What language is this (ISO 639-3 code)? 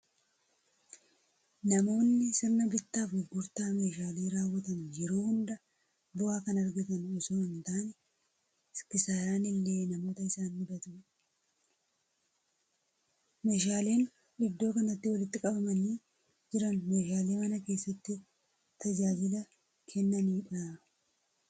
orm